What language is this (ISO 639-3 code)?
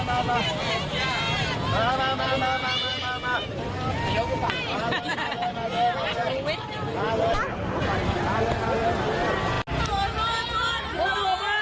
tha